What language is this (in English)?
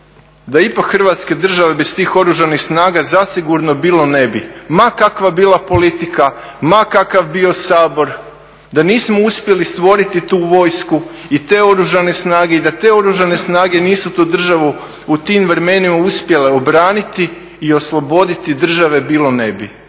Croatian